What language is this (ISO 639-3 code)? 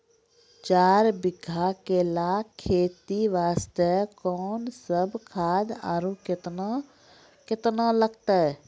mai